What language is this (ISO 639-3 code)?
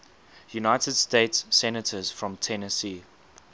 eng